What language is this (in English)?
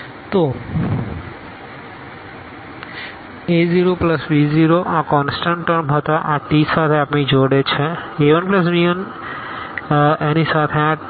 Gujarati